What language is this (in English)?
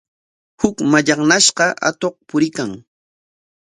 Corongo Ancash Quechua